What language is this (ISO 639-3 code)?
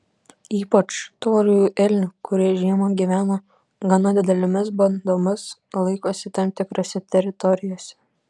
lit